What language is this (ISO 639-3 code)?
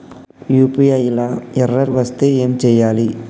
tel